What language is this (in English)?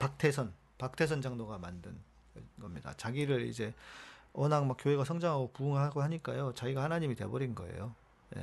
Korean